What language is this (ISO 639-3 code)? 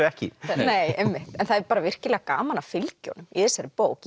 isl